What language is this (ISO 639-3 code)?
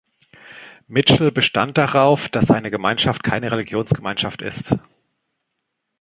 deu